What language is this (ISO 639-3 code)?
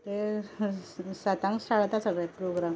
kok